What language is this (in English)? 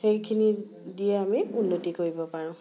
Assamese